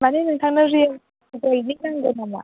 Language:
Bodo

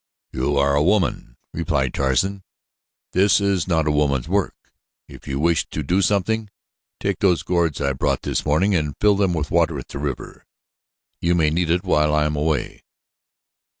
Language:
English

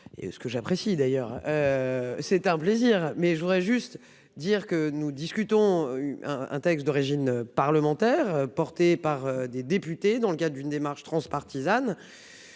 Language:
French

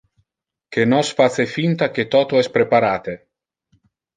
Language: Interlingua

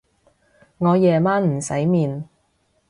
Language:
Cantonese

